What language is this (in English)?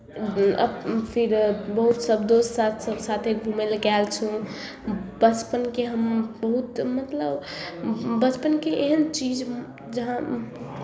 Maithili